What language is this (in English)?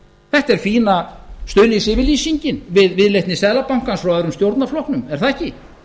Icelandic